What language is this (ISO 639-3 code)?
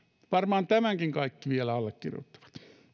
fin